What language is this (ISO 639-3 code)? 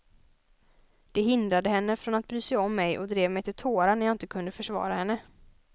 swe